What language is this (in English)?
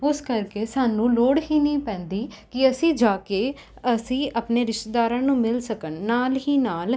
Punjabi